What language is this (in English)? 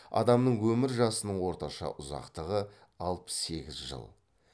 Kazakh